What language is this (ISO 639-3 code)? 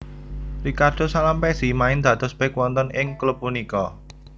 jav